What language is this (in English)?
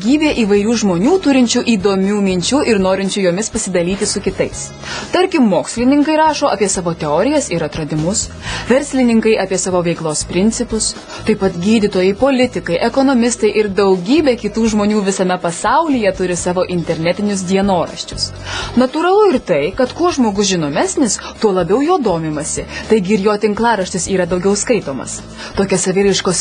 Lithuanian